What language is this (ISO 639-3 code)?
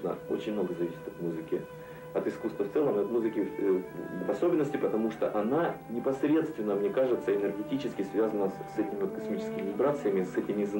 rus